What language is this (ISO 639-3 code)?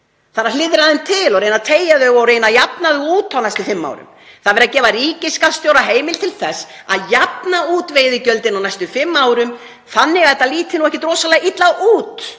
isl